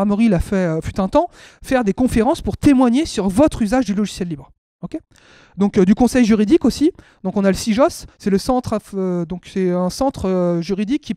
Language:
French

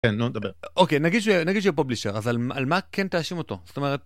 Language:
Hebrew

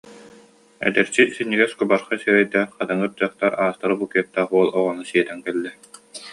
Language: Yakut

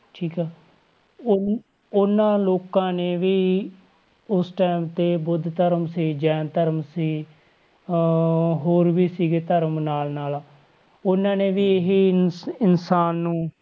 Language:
Punjabi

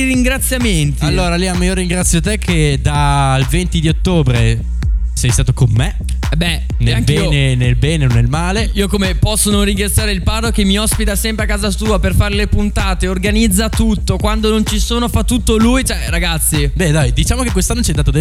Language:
Italian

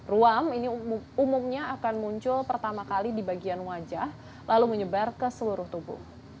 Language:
Indonesian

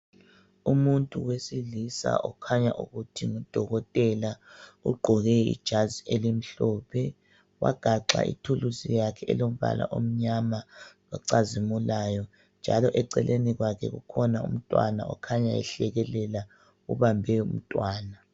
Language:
North Ndebele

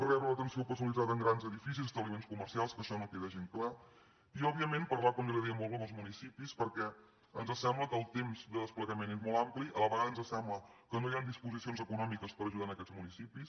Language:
Catalan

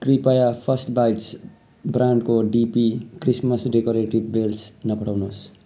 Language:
Nepali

